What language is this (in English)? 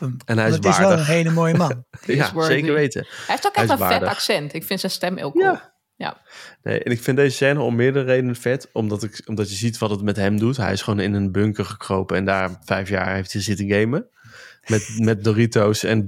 Dutch